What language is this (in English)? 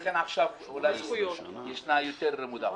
Hebrew